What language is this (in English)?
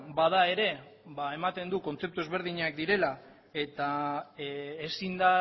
Basque